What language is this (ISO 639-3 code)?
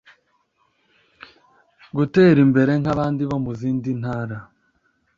kin